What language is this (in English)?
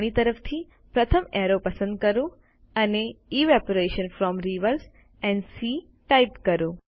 Gujarati